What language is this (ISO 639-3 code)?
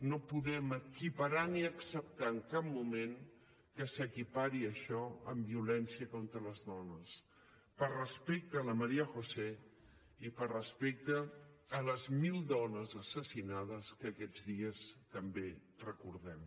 cat